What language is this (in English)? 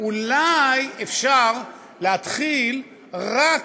Hebrew